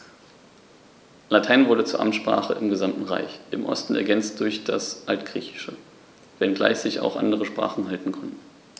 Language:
German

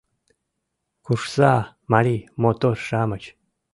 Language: Mari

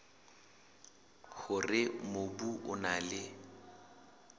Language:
Southern Sotho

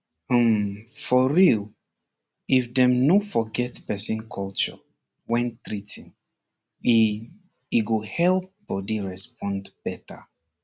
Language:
Nigerian Pidgin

